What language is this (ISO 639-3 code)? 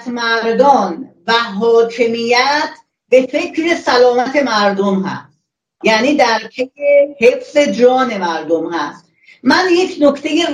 fas